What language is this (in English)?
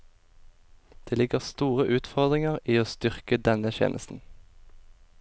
Norwegian